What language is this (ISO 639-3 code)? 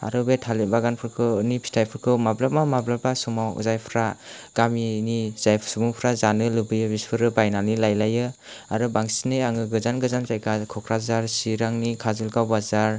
brx